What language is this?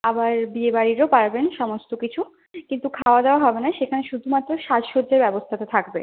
Bangla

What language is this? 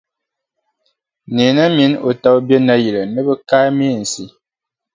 Dagbani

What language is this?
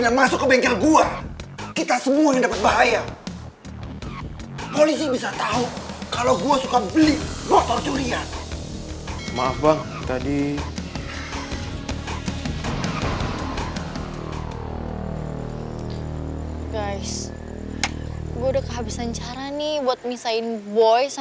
Indonesian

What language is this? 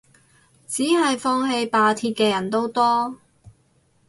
Cantonese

